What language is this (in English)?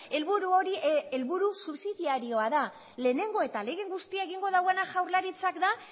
Basque